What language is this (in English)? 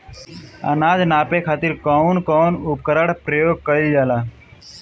Bhojpuri